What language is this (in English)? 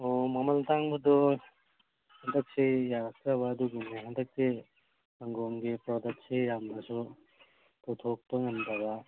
Manipuri